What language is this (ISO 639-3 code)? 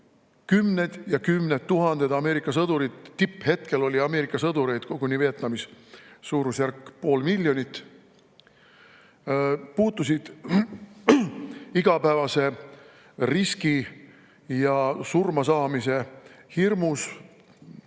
est